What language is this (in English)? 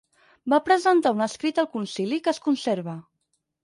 Catalan